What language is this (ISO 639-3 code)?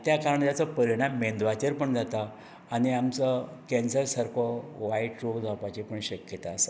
kok